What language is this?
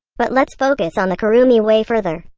English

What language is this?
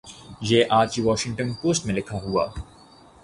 Urdu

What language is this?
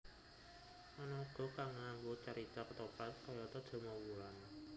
Javanese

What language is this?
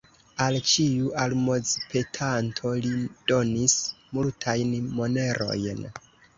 Esperanto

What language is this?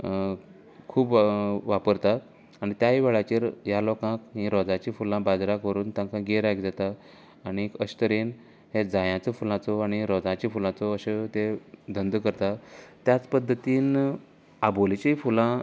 Konkani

